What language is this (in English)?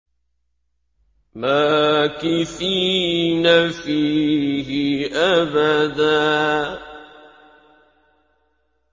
Arabic